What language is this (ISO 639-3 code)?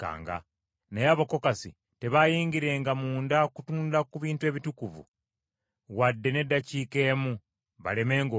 lug